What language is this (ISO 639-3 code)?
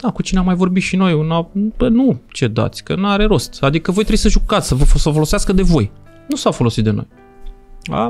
ron